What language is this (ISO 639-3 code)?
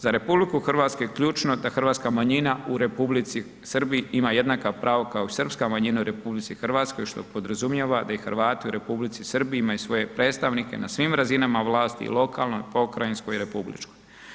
hrv